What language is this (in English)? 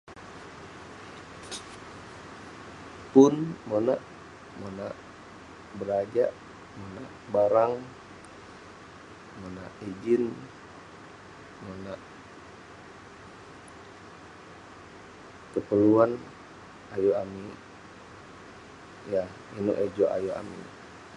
Western Penan